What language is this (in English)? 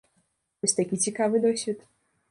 Belarusian